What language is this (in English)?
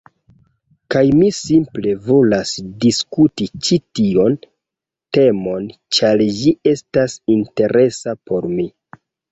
Esperanto